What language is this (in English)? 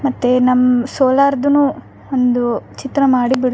Kannada